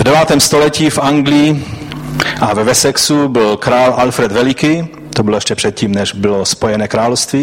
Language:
Czech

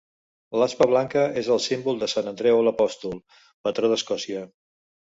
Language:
Catalan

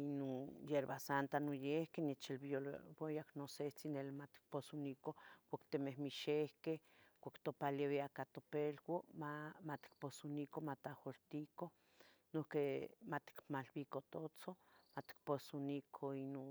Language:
Tetelcingo Nahuatl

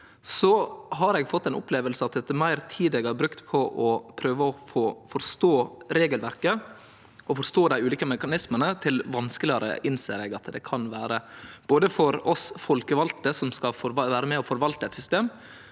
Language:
Norwegian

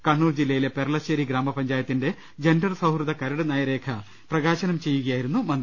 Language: Malayalam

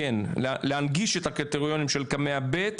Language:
Hebrew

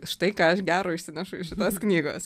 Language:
Lithuanian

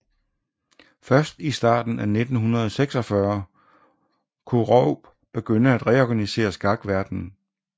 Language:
Danish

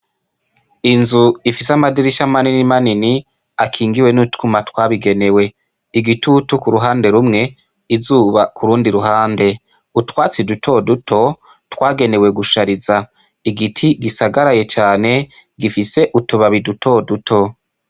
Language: Rundi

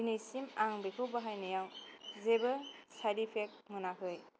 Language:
Bodo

